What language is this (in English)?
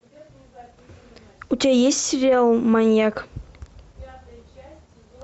Russian